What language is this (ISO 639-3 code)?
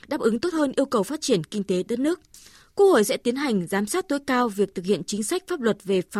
vie